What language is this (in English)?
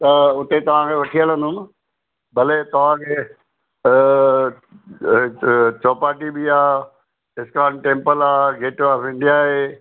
Sindhi